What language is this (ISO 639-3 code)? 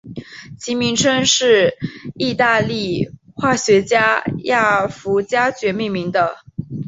zho